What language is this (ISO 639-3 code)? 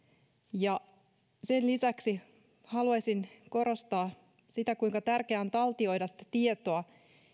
fin